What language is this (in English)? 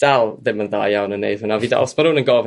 Welsh